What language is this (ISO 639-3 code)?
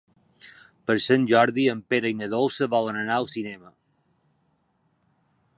cat